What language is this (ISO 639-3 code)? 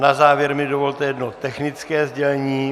ces